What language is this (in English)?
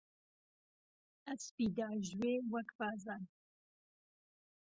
Central Kurdish